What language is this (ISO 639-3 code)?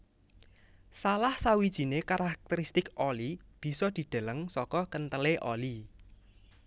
jav